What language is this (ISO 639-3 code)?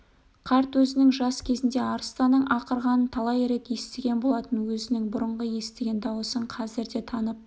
kaz